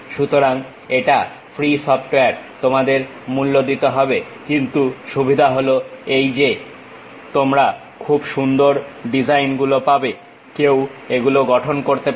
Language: Bangla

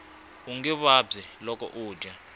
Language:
Tsonga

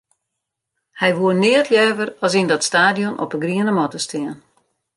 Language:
Western Frisian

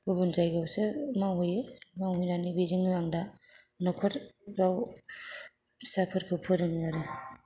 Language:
Bodo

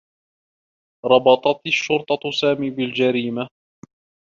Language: Arabic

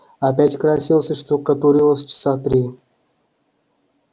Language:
Russian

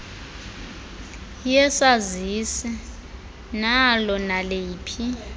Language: Xhosa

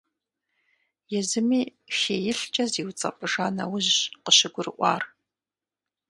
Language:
Kabardian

